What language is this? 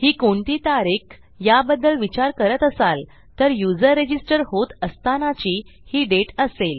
Marathi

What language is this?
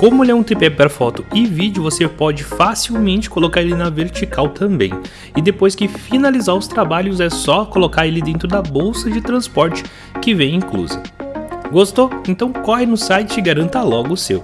Portuguese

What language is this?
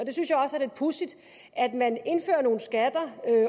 Danish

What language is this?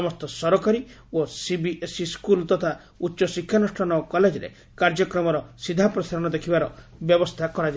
Odia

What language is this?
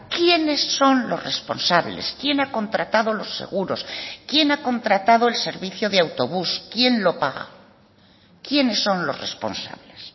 Spanish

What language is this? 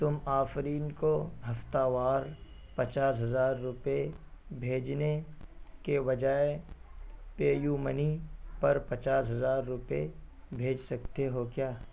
Urdu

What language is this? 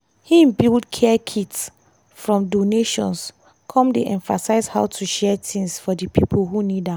Nigerian Pidgin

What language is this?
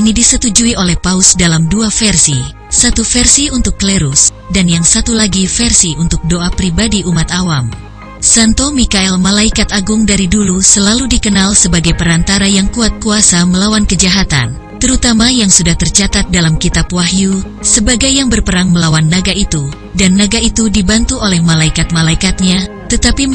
Indonesian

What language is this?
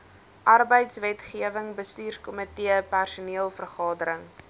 Afrikaans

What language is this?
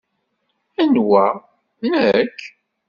Kabyle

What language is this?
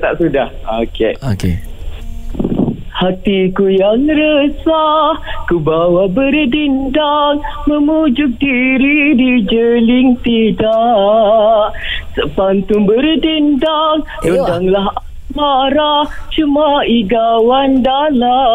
Malay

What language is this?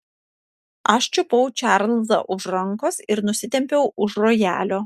Lithuanian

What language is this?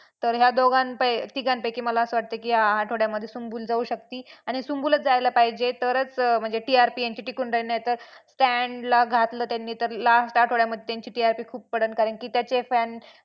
Marathi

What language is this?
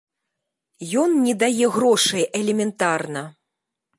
Belarusian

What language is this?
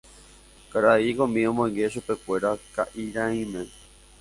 Guarani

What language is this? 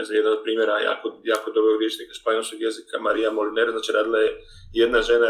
Croatian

